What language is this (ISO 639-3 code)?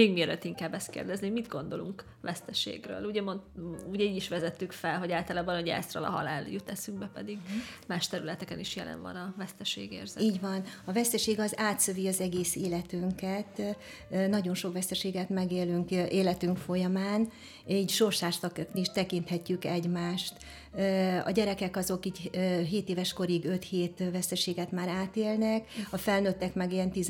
hun